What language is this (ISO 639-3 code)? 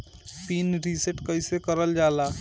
bho